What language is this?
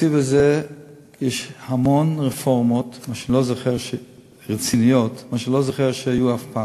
Hebrew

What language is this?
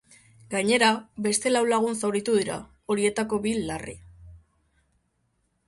Basque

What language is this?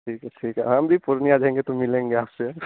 Hindi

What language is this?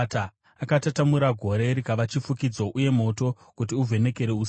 Shona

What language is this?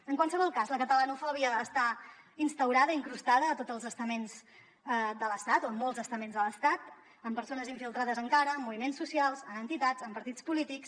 Catalan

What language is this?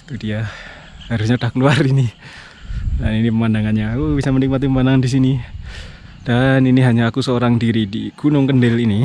Indonesian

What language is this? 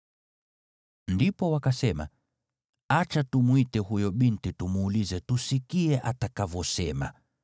Swahili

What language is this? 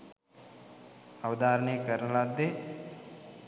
Sinhala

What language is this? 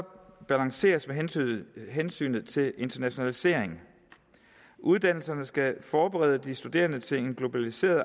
Danish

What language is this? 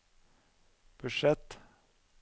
Norwegian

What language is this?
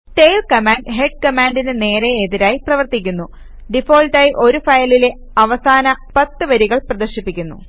Malayalam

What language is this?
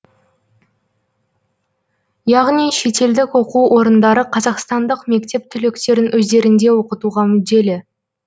Kazakh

